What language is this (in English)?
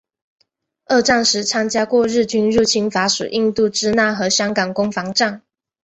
Chinese